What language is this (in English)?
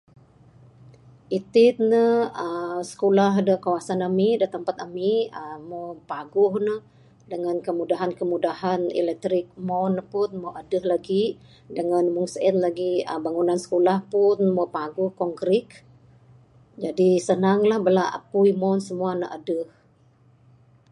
Bukar-Sadung Bidayuh